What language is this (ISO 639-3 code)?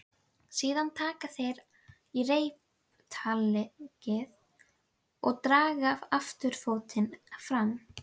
isl